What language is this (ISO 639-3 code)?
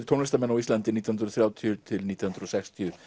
isl